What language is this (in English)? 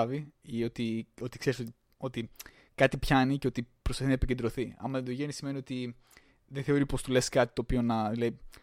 Greek